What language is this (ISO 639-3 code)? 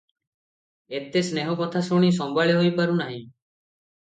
ori